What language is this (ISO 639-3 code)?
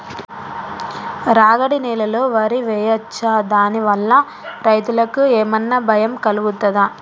tel